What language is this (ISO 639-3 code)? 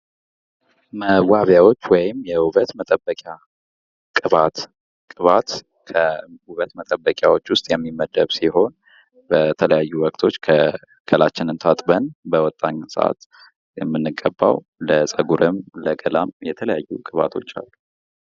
amh